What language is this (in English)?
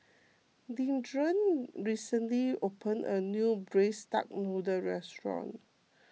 English